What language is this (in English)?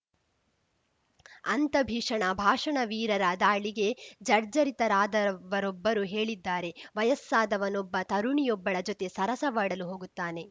Kannada